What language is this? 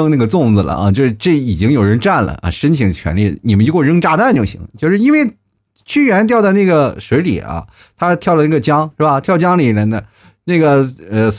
Chinese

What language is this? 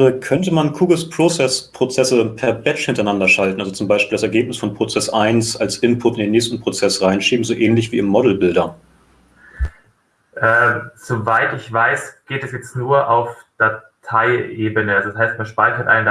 German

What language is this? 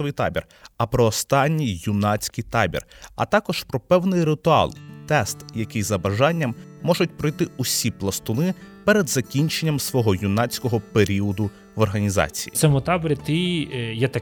Ukrainian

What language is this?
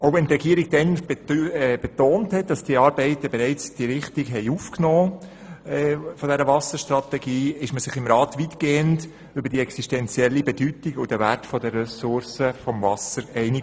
Swiss German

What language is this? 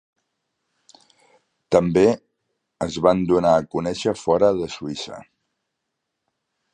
Catalan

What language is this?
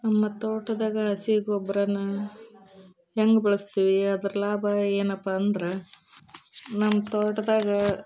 Kannada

